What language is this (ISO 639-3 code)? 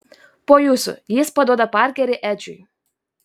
lit